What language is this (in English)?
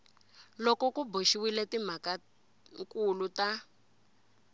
Tsonga